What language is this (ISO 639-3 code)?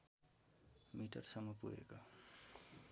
nep